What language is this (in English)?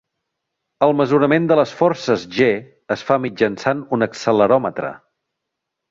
Catalan